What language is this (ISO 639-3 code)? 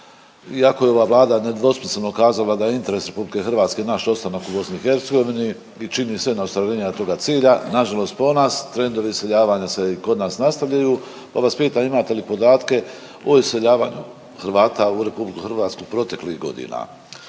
hrv